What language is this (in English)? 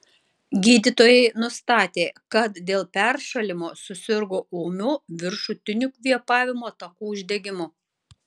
Lithuanian